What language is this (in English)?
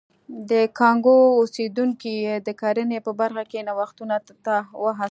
Pashto